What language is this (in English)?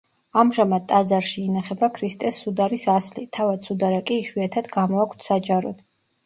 Georgian